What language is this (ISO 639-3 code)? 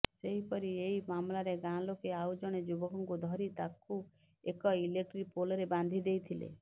ori